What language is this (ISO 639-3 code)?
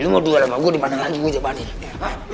ind